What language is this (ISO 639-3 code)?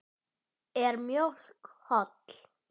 isl